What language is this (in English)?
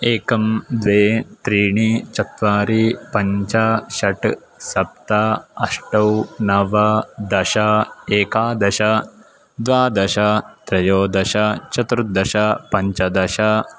Sanskrit